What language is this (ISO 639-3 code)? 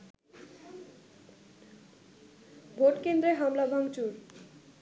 ben